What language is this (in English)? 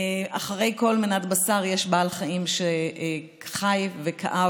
Hebrew